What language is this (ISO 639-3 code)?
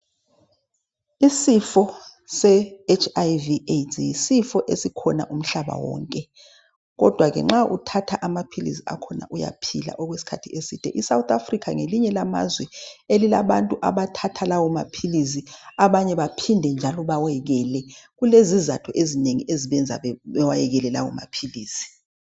nde